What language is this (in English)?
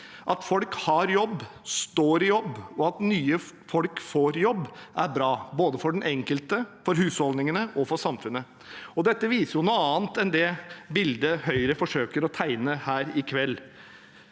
Norwegian